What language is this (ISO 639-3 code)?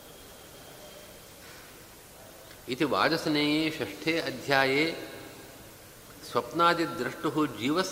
kan